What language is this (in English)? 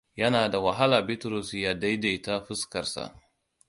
Hausa